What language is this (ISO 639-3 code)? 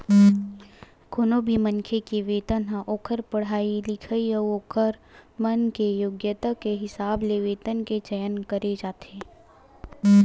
hne